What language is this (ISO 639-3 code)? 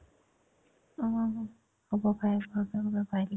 asm